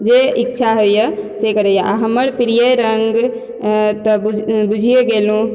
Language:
Maithili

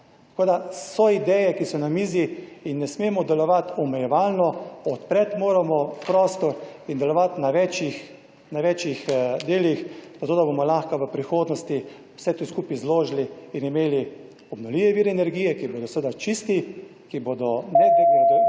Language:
Slovenian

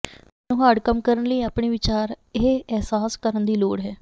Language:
Punjabi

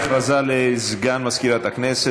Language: Hebrew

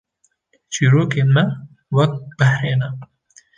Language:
Kurdish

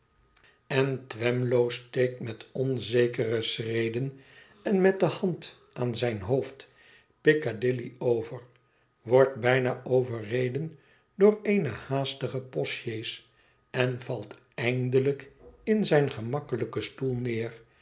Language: Dutch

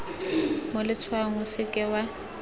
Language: Tswana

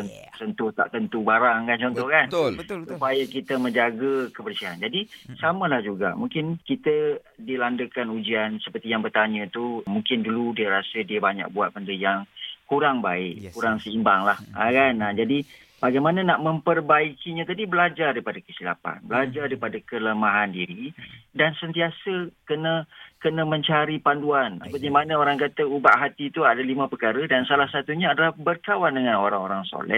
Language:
Malay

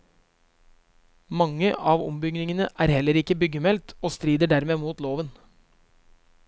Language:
Norwegian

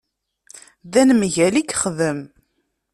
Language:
Kabyle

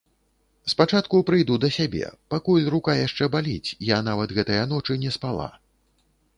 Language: Belarusian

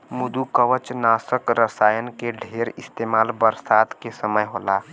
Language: Bhojpuri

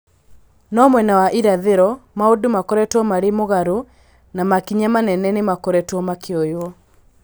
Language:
Kikuyu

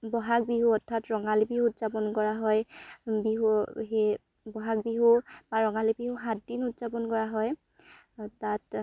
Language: Assamese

